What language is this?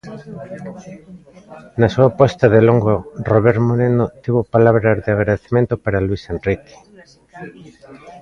Galician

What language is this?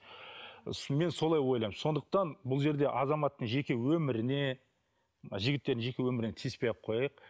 Kazakh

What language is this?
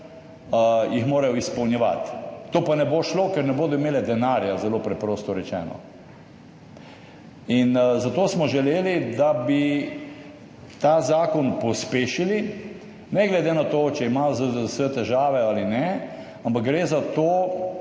Slovenian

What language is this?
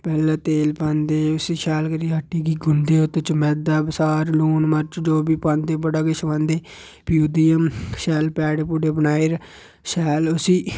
Dogri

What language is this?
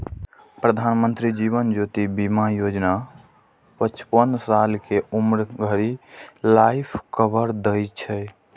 Maithili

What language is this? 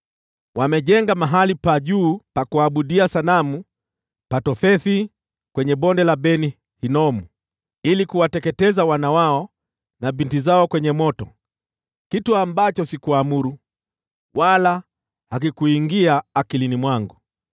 Swahili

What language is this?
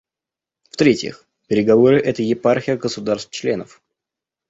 Russian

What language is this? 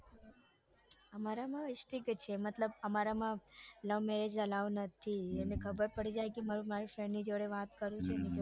Gujarati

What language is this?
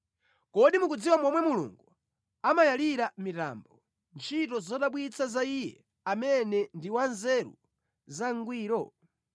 Nyanja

